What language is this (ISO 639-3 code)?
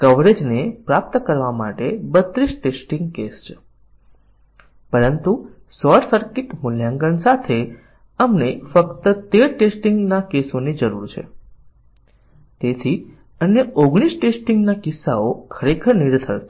guj